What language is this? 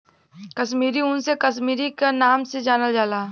Bhojpuri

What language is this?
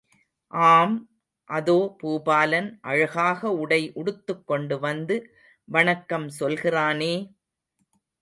Tamil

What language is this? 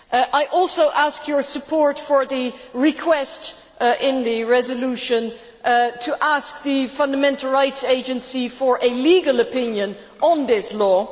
English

